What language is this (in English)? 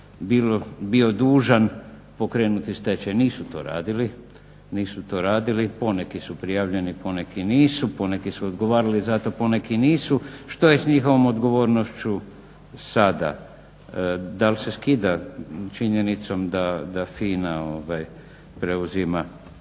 Croatian